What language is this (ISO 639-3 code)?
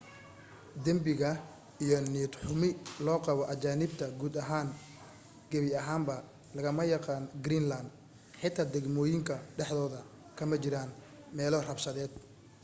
som